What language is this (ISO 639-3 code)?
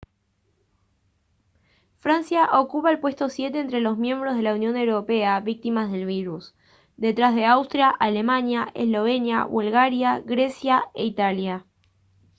spa